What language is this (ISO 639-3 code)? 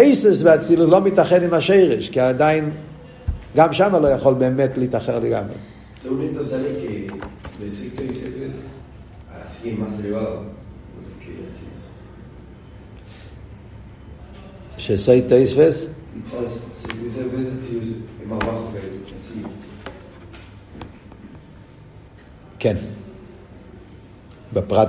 heb